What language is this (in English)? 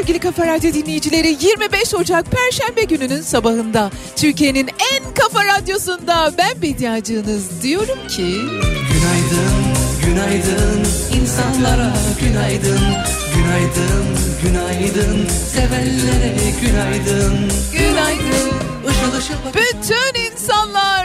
Turkish